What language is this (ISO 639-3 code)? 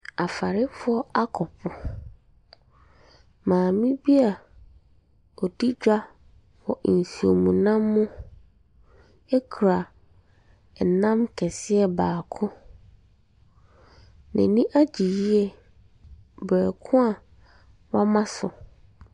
aka